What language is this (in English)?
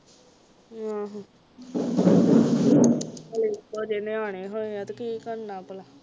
Punjabi